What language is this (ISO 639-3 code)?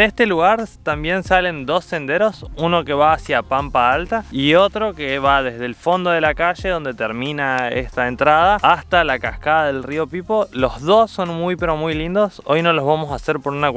spa